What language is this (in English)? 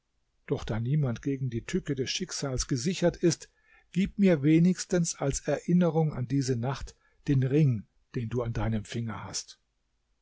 German